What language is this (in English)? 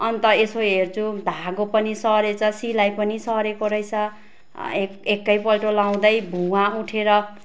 Nepali